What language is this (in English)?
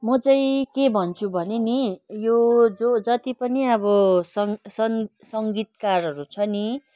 Nepali